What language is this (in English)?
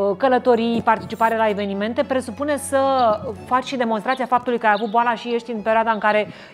Romanian